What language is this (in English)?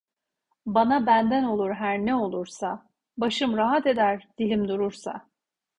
Turkish